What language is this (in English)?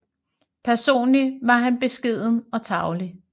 Danish